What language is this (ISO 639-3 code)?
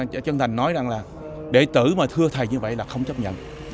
vie